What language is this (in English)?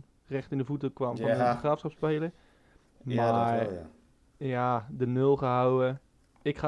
Dutch